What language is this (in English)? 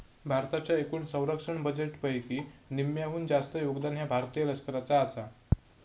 Marathi